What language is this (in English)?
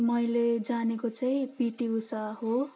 Nepali